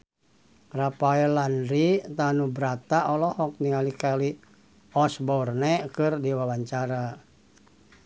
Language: Sundanese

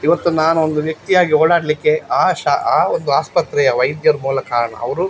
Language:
Kannada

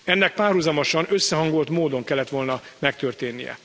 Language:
Hungarian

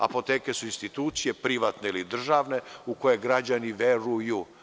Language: Serbian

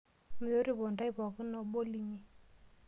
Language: Masai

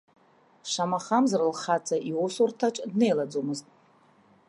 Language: Abkhazian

